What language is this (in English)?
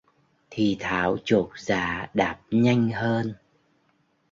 Vietnamese